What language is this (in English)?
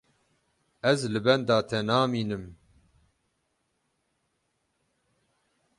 Kurdish